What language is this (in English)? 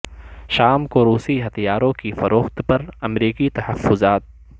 Urdu